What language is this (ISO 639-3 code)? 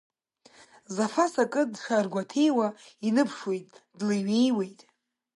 abk